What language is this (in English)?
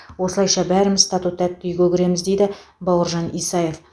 Kazakh